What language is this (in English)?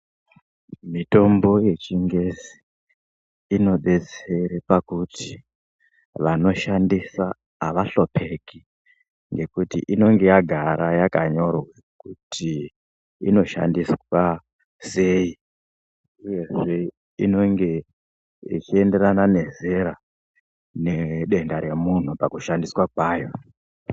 Ndau